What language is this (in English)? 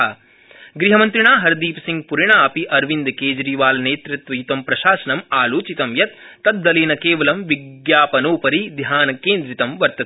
Sanskrit